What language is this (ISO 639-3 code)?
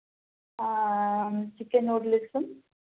mal